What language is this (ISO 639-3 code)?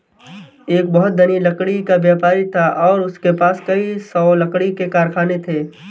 hin